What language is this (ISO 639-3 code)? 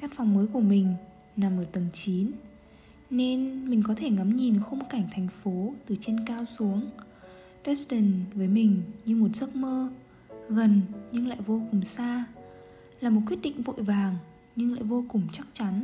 vie